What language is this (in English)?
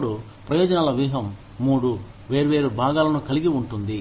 Telugu